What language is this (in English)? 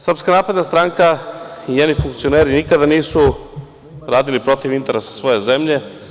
Serbian